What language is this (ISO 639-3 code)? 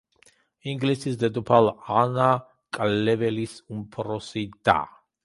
kat